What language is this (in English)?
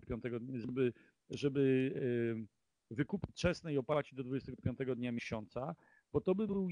Polish